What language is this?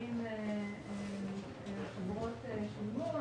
Hebrew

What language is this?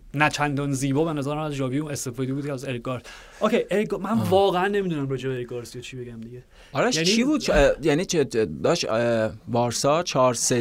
Persian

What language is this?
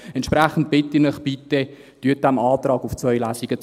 Swiss German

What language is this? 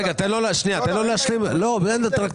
Hebrew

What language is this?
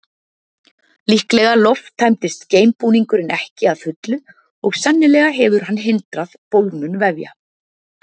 Icelandic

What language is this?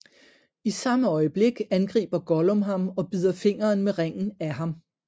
Danish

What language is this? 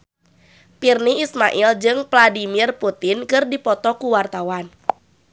Sundanese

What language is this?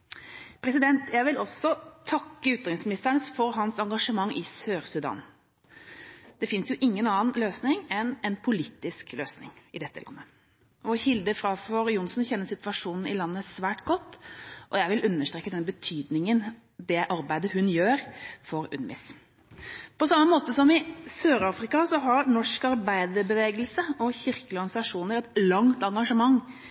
Norwegian Bokmål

